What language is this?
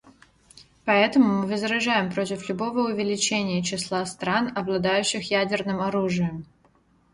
Russian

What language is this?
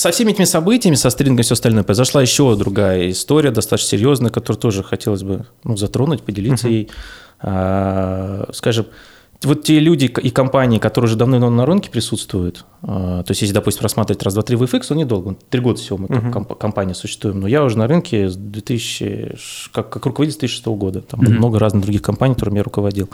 Russian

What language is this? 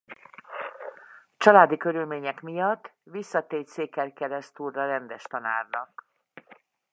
Hungarian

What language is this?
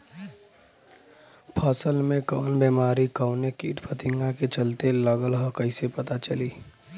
Bhojpuri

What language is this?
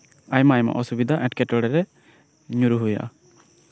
Santali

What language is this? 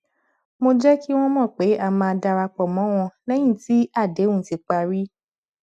Yoruba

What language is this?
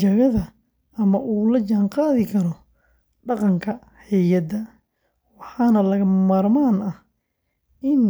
Somali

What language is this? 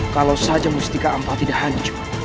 Indonesian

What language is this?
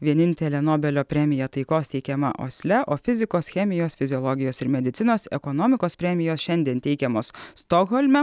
Lithuanian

